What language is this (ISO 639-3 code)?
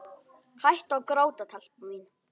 isl